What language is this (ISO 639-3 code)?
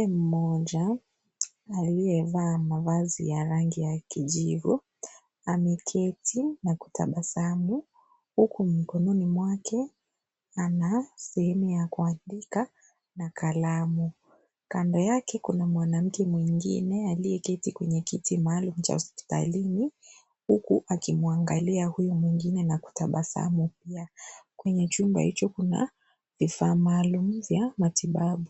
swa